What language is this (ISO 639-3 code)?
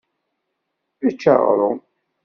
kab